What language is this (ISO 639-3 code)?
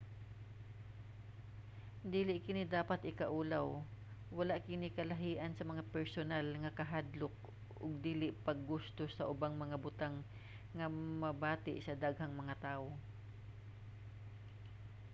ceb